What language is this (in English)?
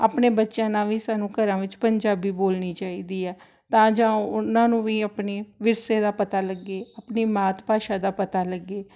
Punjabi